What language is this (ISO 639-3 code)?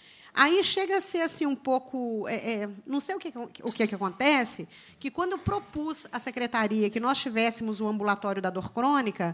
por